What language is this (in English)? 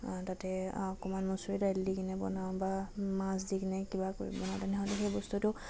Assamese